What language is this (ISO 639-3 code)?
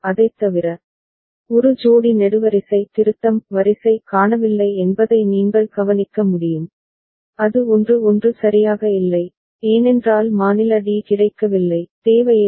tam